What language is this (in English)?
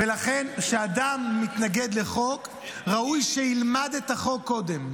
Hebrew